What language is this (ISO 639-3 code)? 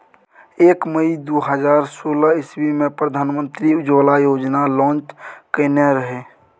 mai